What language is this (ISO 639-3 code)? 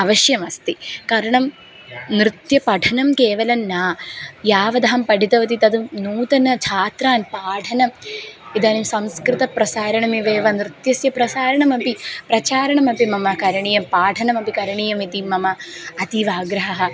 san